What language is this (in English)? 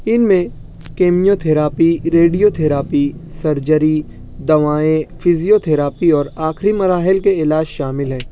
Urdu